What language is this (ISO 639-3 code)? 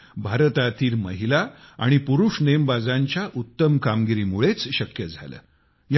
mar